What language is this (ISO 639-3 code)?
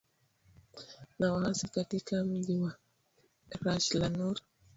swa